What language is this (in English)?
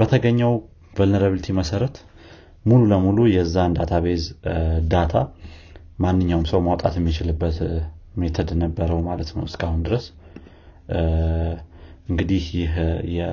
Amharic